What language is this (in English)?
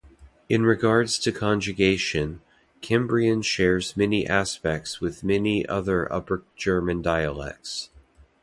English